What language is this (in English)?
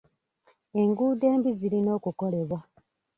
Ganda